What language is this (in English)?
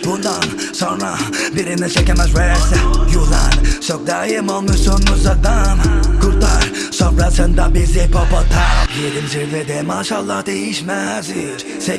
Turkish